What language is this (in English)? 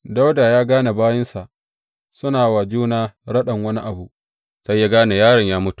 Hausa